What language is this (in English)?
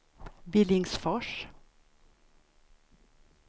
Swedish